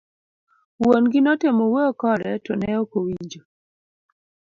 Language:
Luo (Kenya and Tanzania)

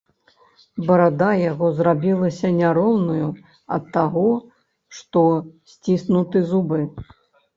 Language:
Belarusian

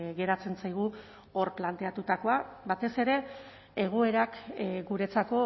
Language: Basque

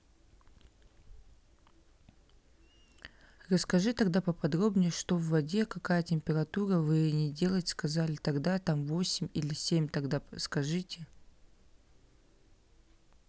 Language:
Russian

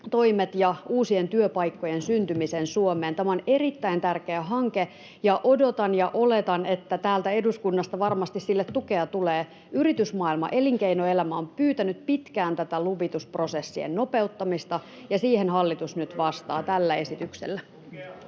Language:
Finnish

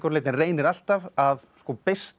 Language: Icelandic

